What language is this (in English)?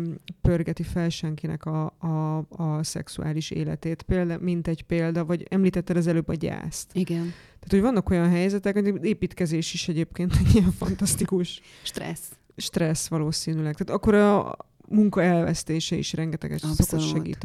Hungarian